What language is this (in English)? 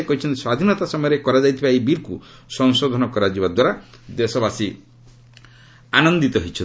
Odia